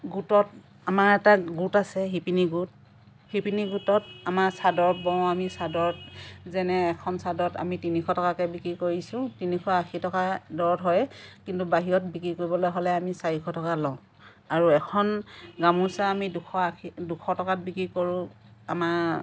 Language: Assamese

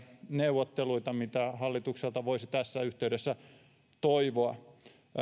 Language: Finnish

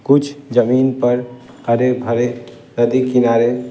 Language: Hindi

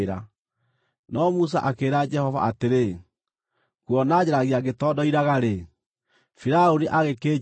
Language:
Kikuyu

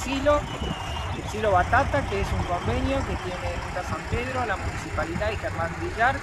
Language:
Spanish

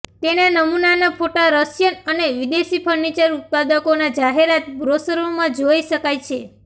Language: Gujarati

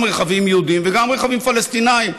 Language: Hebrew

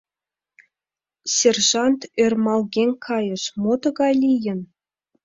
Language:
Mari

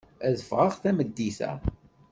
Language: Kabyle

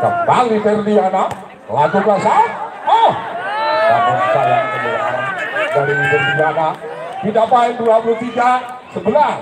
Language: Indonesian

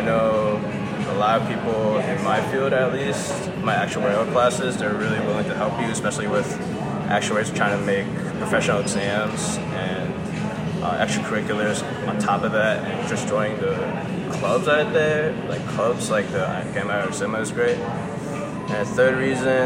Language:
English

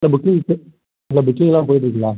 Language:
Tamil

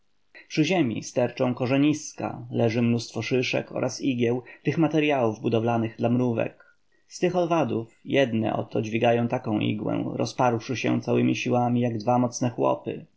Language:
Polish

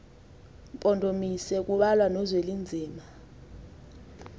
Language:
Xhosa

